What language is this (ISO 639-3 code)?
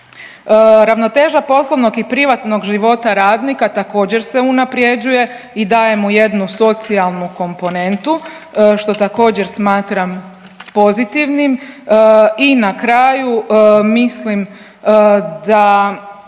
hrv